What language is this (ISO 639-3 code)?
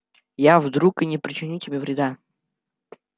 rus